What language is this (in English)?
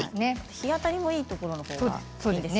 Japanese